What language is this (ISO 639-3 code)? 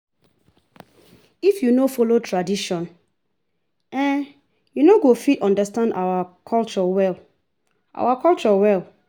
pcm